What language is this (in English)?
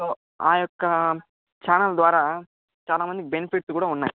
Telugu